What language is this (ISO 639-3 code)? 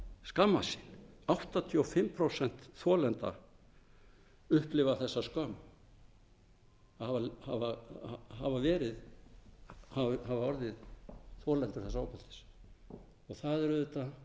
isl